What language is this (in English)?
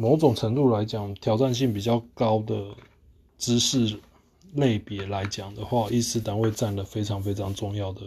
Chinese